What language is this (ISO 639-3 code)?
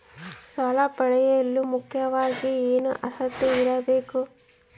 kan